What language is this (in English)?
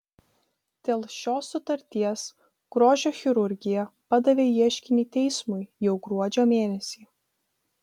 Lithuanian